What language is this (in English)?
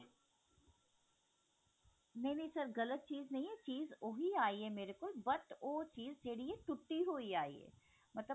Punjabi